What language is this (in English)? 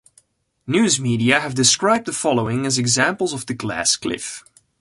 English